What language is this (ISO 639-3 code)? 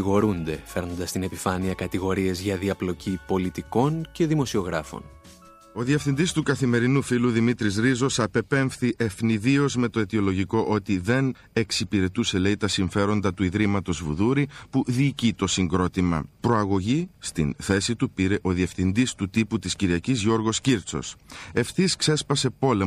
ell